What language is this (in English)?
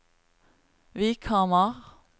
Norwegian